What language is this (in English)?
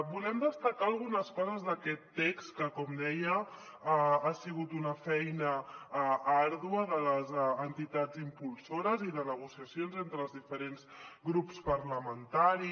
Catalan